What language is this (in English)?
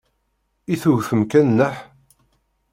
Kabyle